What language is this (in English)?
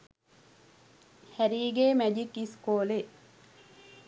Sinhala